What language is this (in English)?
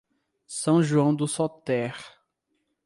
Portuguese